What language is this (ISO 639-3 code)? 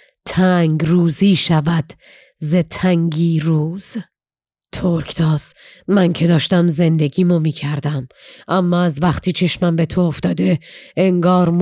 fas